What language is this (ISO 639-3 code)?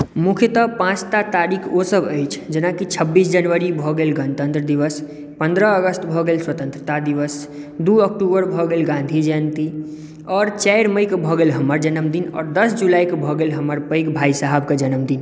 mai